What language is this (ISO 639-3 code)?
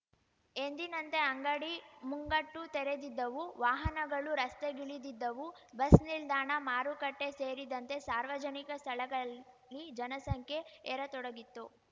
kan